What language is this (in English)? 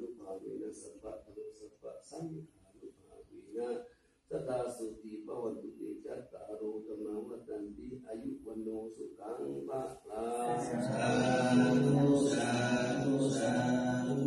Thai